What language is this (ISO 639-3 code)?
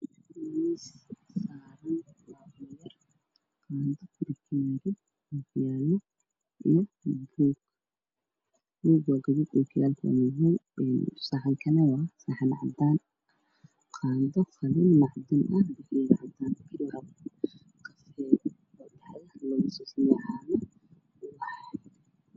som